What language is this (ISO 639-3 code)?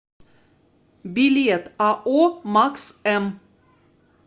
rus